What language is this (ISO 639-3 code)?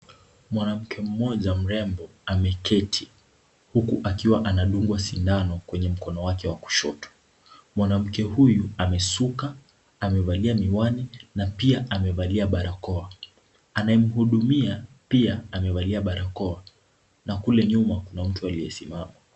swa